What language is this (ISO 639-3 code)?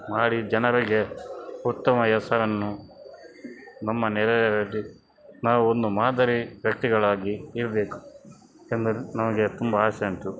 kan